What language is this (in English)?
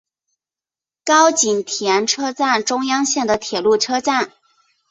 Chinese